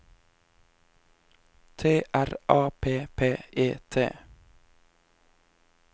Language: Norwegian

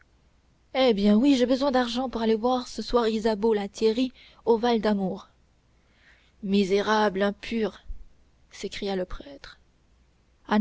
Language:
French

